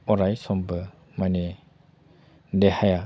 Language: Bodo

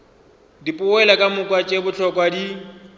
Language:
Northern Sotho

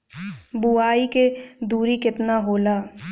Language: Bhojpuri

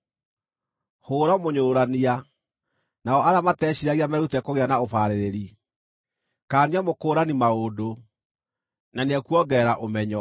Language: Kikuyu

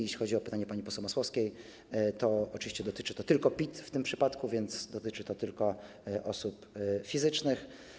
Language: Polish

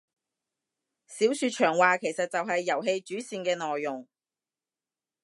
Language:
Cantonese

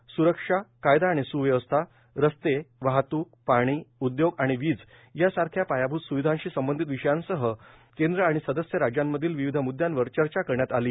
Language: Marathi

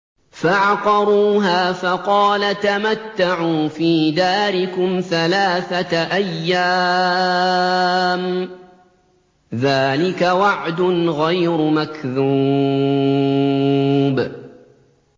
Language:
Arabic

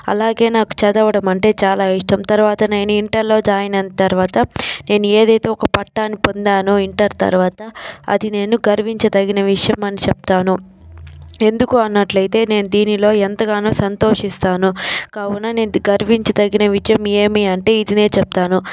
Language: Telugu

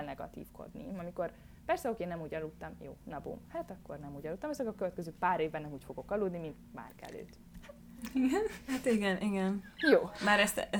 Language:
Hungarian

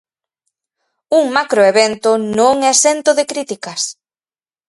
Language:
Galician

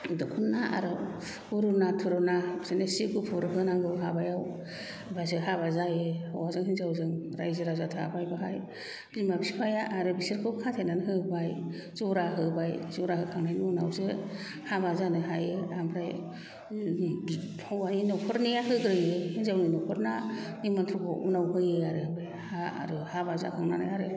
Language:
Bodo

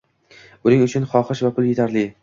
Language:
Uzbek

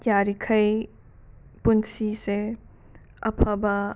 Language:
Manipuri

